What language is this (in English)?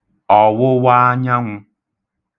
Igbo